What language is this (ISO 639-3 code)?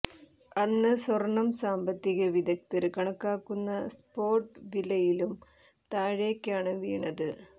mal